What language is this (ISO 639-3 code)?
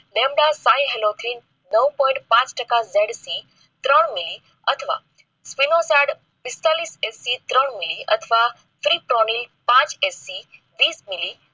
guj